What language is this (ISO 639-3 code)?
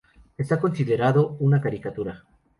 spa